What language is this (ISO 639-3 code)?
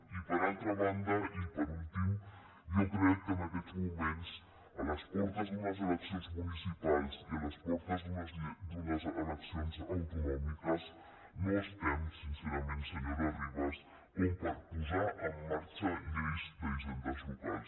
cat